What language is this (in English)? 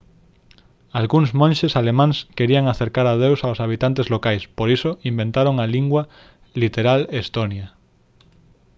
Galician